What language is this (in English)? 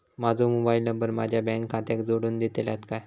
Marathi